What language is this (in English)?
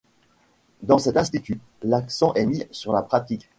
French